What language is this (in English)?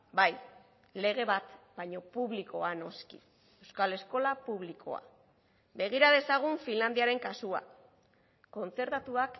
Basque